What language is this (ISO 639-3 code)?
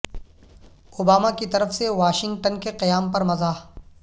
urd